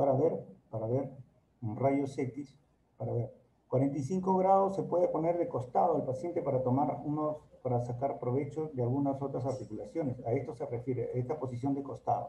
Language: Spanish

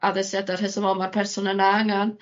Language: Welsh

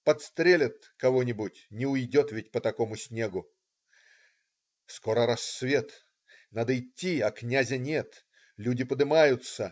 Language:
Russian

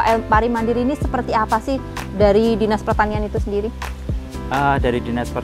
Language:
Indonesian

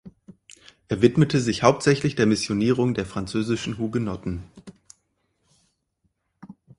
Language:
German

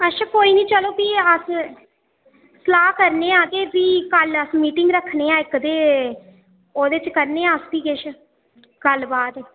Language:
Dogri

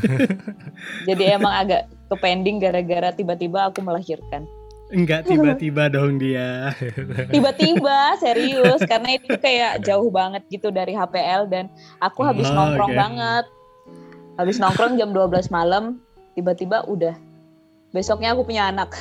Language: Indonesian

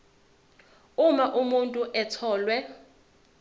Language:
Zulu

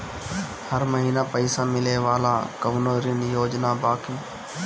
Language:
Bhojpuri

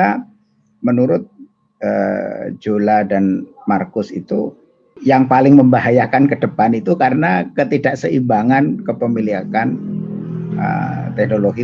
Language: Indonesian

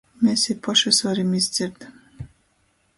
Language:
Latgalian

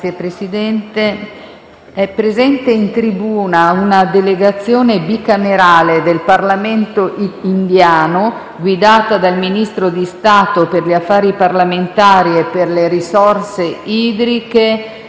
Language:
Italian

